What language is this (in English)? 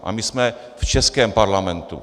Czech